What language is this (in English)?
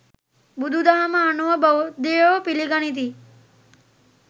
Sinhala